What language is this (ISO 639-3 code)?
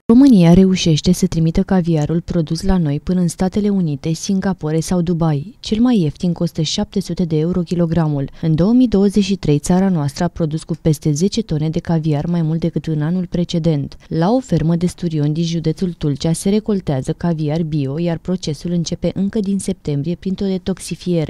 ron